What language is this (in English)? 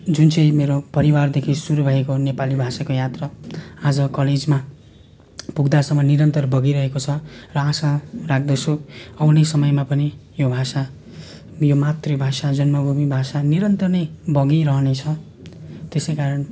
Nepali